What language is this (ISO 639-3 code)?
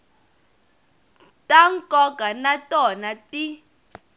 tso